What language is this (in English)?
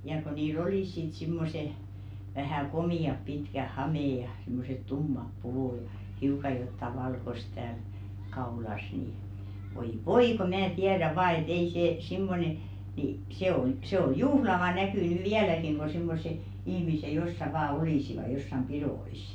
Finnish